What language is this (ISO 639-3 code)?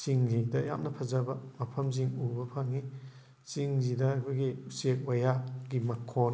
mni